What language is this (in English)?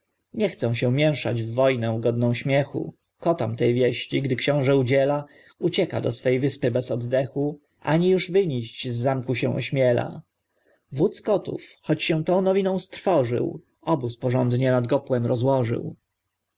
Polish